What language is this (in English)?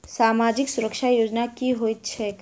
Maithili